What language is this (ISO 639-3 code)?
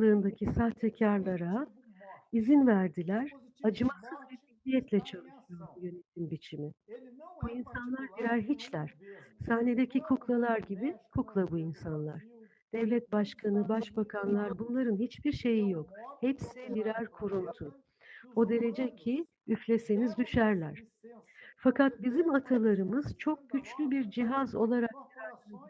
tur